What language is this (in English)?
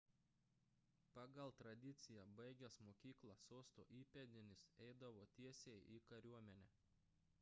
Lithuanian